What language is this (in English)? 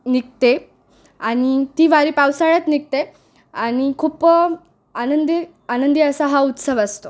Marathi